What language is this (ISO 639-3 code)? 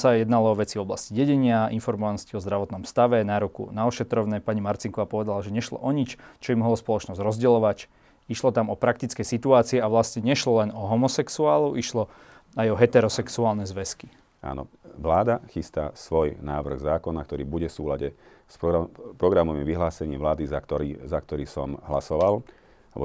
slk